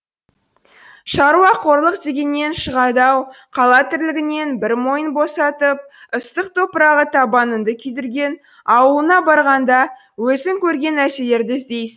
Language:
Kazakh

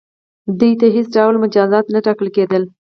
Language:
Pashto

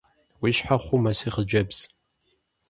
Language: Kabardian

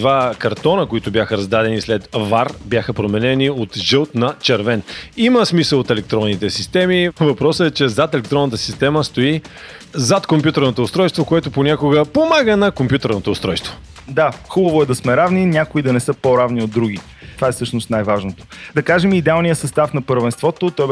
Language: Bulgarian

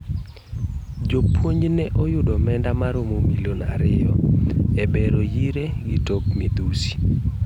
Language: Luo (Kenya and Tanzania)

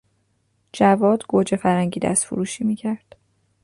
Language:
Persian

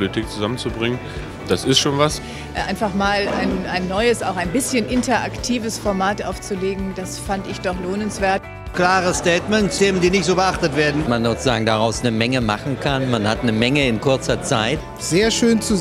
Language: German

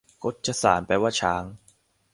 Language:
Thai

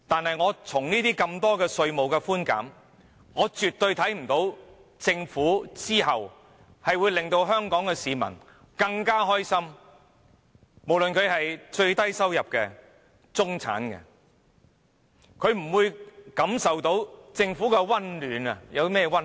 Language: Cantonese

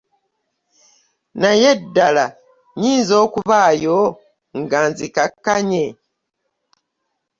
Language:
Ganda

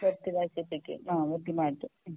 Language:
Malayalam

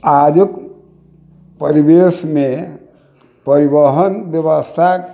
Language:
Maithili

